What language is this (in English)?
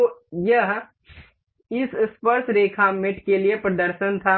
Hindi